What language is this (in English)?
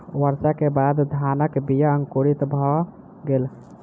Maithili